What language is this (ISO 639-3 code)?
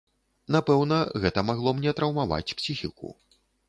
bel